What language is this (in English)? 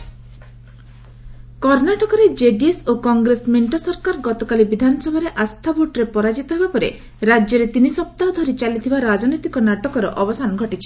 Odia